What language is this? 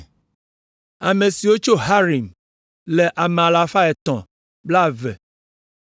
Ewe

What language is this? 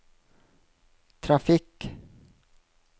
Norwegian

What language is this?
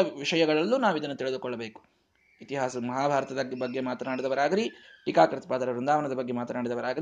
Kannada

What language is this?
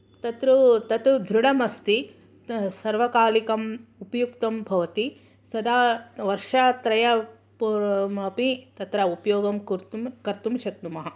Sanskrit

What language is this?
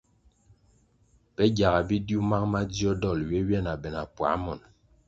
Kwasio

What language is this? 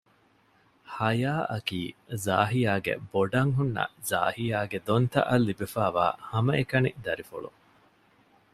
Divehi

